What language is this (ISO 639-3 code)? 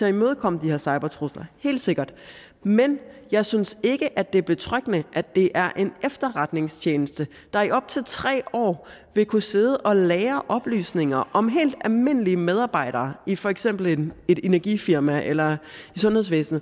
dan